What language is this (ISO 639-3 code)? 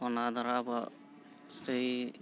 sat